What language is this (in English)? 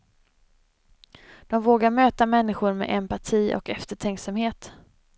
Swedish